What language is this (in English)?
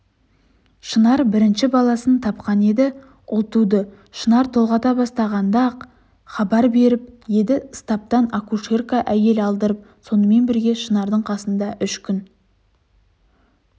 Kazakh